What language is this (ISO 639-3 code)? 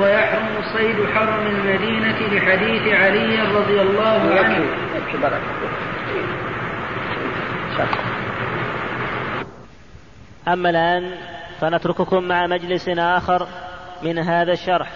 ara